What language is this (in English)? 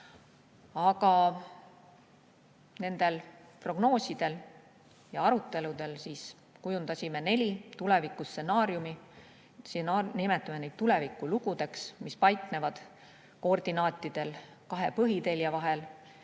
Estonian